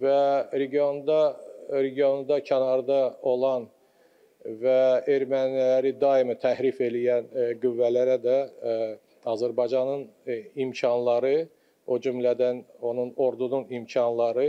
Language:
Turkish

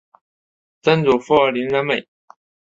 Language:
Chinese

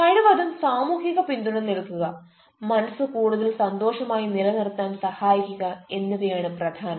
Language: Malayalam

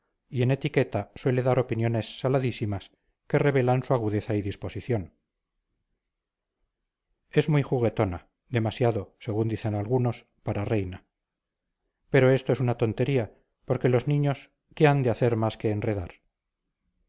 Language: Spanish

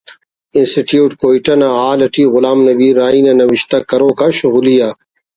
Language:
Brahui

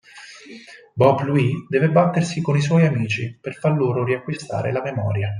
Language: Italian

